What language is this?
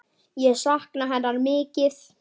Icelandic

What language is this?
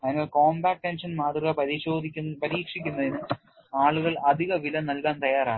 Malayalam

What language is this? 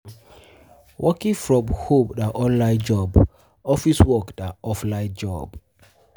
Nigerian Pidgin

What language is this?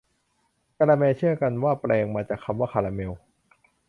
Thai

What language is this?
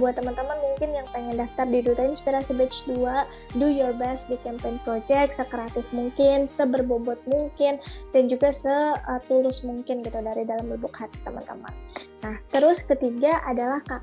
Indonesian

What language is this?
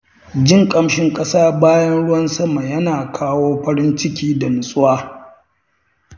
Hausa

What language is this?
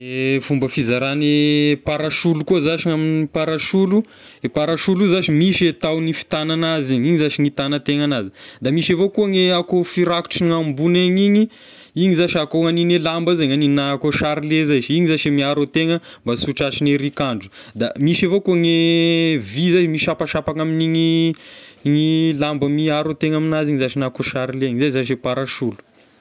Tesaka Malagasy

